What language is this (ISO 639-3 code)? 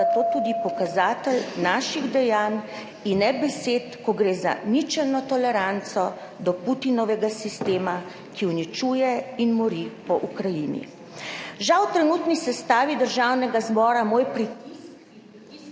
slv